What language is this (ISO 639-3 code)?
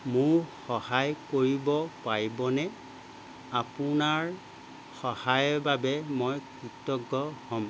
asm